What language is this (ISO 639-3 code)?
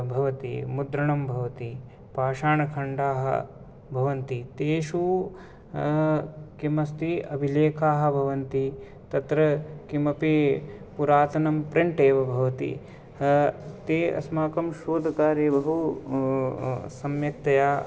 san